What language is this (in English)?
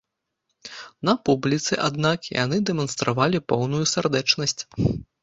Belarusian